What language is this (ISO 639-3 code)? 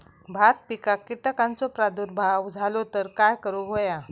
mar